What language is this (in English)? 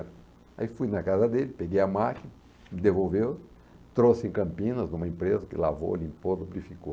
Portuguese